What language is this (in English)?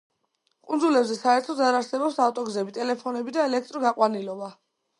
Georgian